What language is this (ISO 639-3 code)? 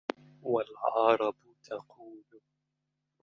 ara